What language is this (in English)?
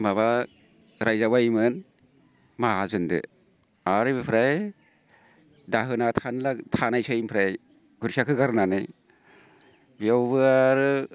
Bodo